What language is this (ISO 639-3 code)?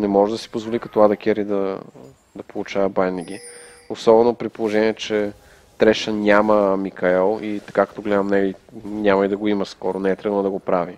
bul